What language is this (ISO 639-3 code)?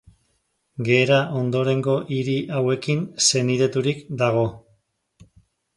eus